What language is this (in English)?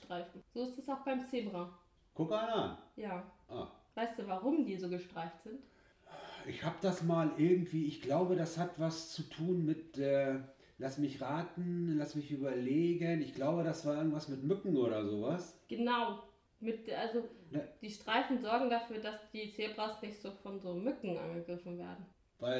German